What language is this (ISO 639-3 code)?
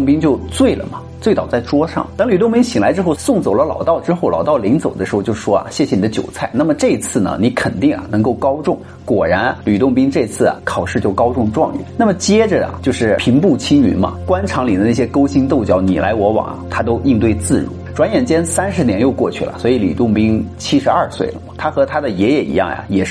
zho